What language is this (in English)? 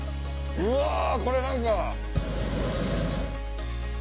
Japanese